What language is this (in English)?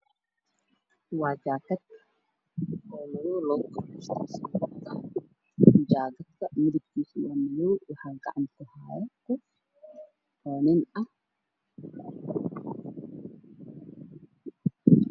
Somali